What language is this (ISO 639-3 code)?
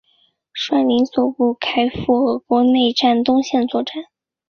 zho